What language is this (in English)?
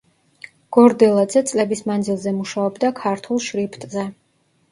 Georgian